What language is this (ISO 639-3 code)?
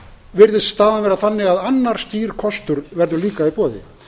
isl